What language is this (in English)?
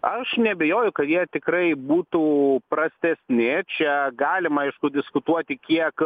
Lithuanian